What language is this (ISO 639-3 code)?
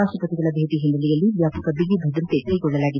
kan